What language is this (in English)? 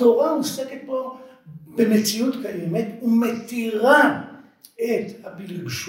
Hebrew